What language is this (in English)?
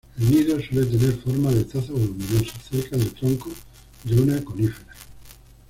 Spanish